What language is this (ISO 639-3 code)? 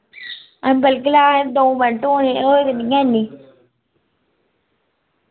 doi